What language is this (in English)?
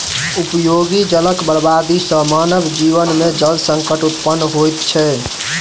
Maithili